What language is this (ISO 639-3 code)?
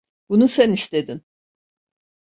tur